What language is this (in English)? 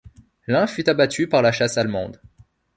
French